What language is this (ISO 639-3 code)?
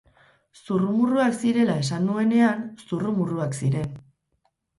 eus